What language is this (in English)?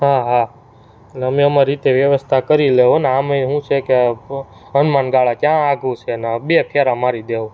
Gujarati